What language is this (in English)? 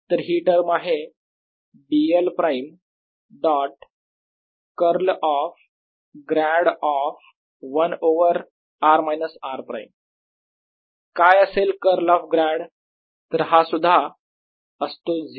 Marathi